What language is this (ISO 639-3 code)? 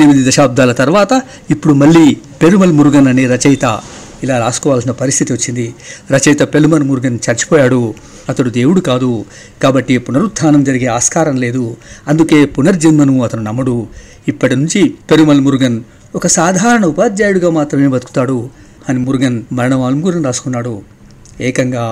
tel